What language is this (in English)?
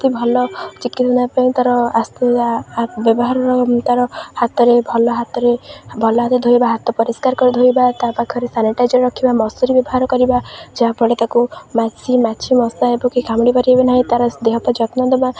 Odia